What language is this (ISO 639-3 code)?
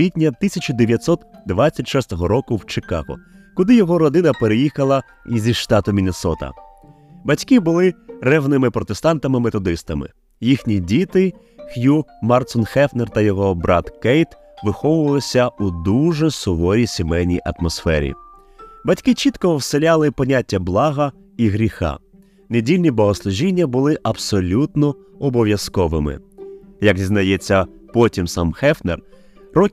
ukr